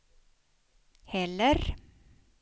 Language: Swedish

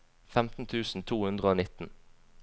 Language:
Norwegian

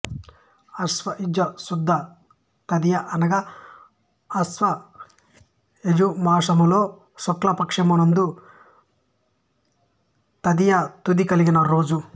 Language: Telugu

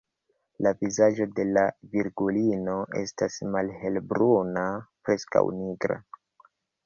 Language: Esperanto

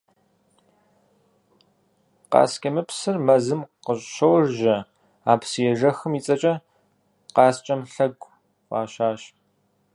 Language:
Kabardian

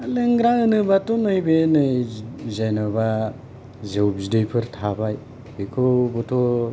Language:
Bodo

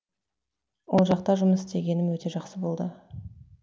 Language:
Kazakh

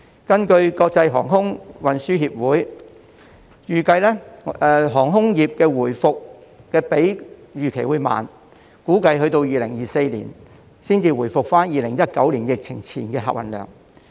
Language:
Cantonese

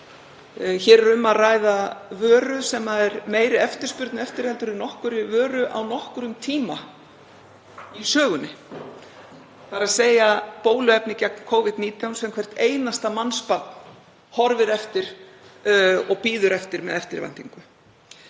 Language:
Icelandic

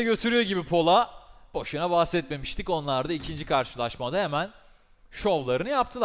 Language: Turkish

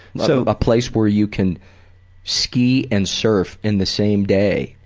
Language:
English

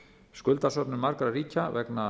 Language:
Icelandic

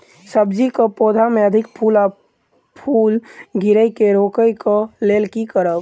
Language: Maithili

